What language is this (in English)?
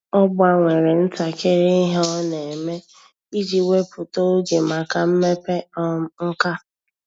Igbo